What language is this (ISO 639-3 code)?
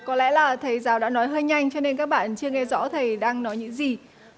vie